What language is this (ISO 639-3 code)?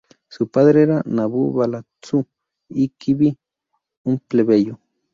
spa